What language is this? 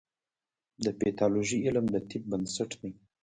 Pashto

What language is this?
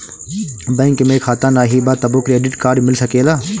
Bhojpuri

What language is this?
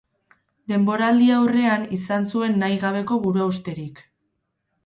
Basque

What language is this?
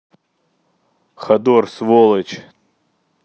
Russian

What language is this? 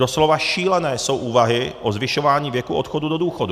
Czech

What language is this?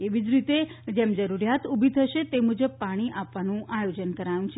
Gujarati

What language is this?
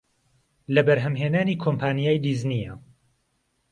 Central Kurdish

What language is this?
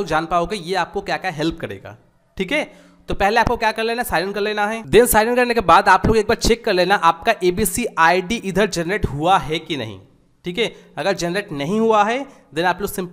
Hindi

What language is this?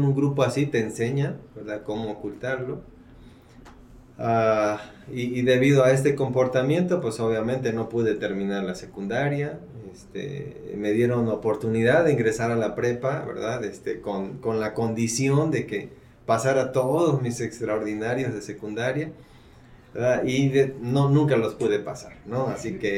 Spanish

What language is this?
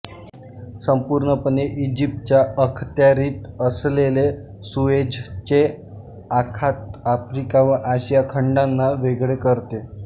Marathi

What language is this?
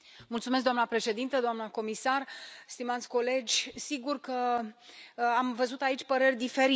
Romanian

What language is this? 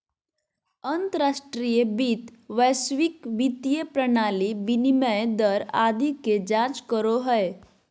Magahi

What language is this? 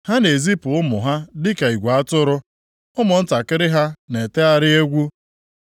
Igbo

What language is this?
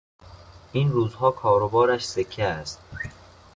Persian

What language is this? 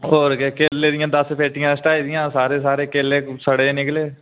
Dogri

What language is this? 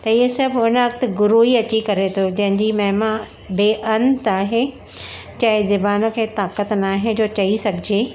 Sindhi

